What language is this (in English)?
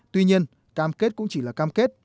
Vietnamese